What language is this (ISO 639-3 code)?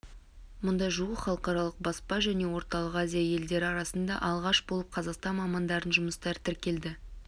kaz